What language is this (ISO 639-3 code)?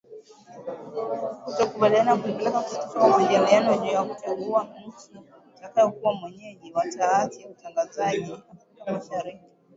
swa